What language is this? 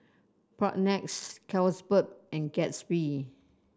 English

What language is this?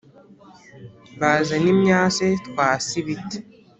Kinyarwanda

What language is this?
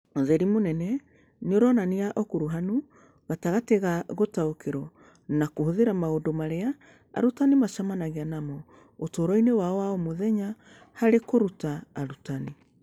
Kikuyu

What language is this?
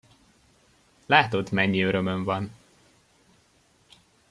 Hungarian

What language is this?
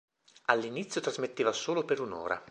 Italian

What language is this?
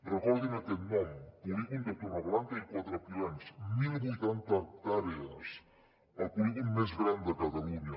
Catalan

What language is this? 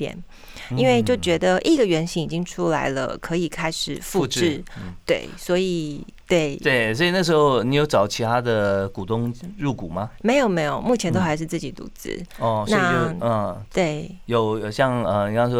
Chinese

